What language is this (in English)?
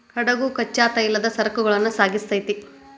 Kannada